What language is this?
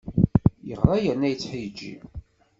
Kabyle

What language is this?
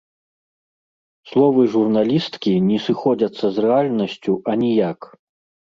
Belarusian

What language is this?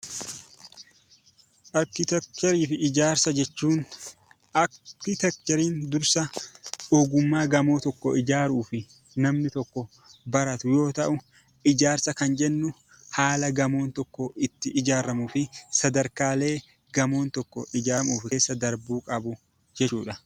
Oromo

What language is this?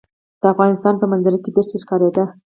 Pashto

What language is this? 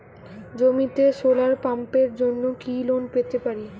Bangla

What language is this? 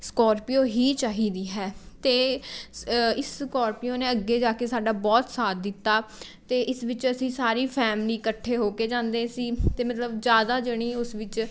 Punjabi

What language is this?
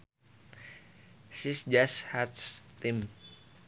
Sundanese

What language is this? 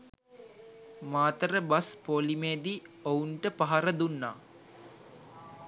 Sinhala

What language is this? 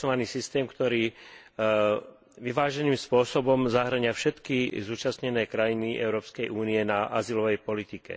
Slovak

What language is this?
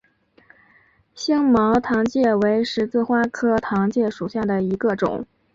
Chinese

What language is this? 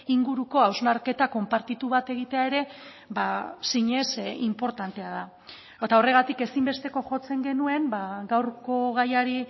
Basque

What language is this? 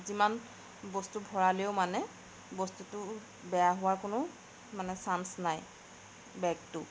Assamese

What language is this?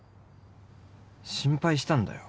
Japanese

